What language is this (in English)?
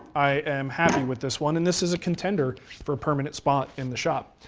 English